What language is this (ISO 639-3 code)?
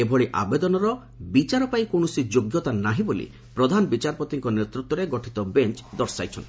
ori